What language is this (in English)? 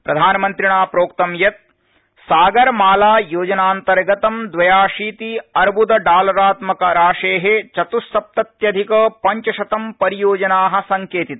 Sanskrit